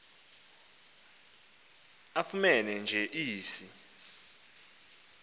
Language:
Xhosa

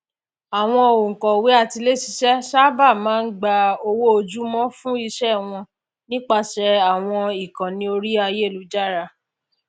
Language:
Yoruba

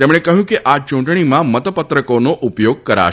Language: Gujarati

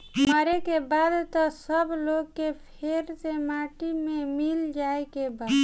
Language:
Bhojpuri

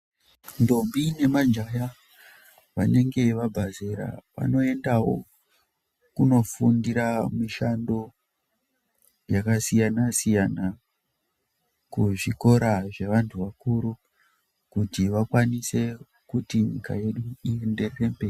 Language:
Ndau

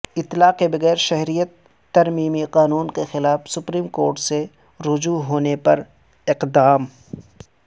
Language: Urdu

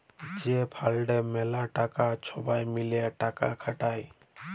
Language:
Bangla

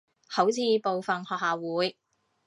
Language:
Cantonese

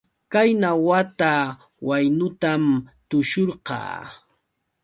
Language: Yauyos Quechua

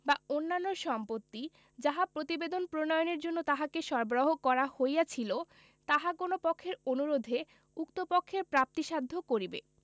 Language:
Bangla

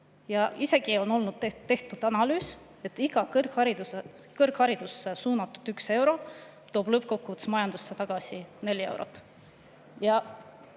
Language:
Estonian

